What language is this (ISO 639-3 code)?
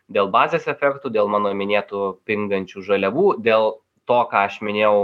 lit